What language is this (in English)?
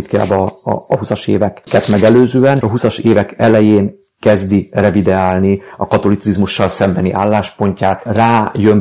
Hungarian